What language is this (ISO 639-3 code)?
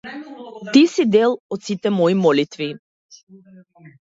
mkd